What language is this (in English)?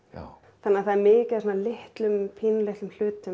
Icelandic